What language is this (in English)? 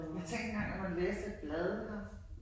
Danish